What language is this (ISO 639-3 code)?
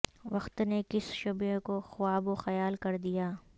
urd